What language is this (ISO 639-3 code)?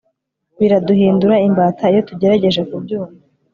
kin